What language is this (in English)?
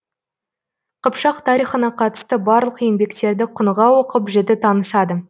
Kazakh